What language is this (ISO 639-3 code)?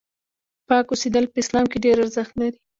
pus